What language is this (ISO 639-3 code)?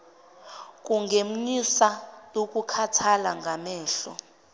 zul